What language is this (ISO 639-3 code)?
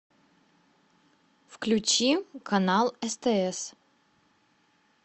rus